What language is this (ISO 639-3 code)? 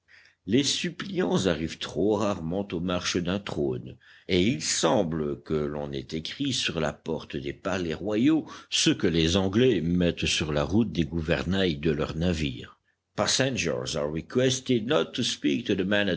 fra